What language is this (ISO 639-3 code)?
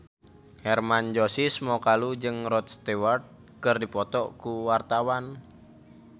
sun